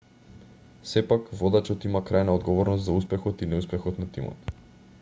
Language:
Macedonian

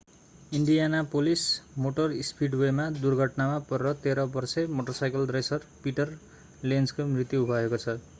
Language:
Nepali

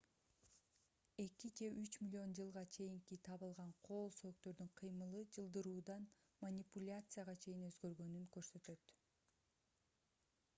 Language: Kyrgyz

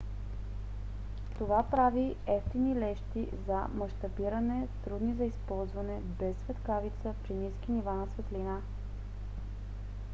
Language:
Bulgarian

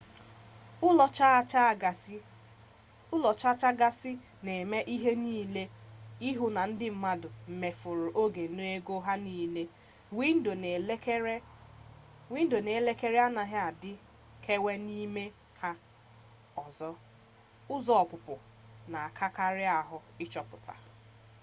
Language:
Igbo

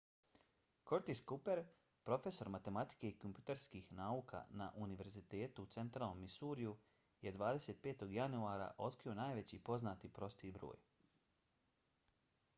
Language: Bosnian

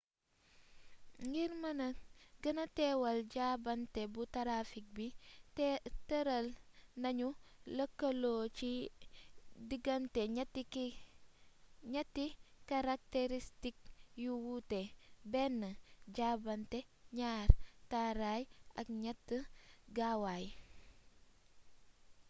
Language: Wolof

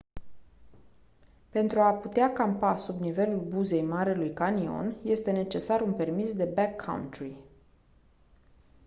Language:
Romanian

